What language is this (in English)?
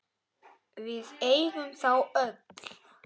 Icelandic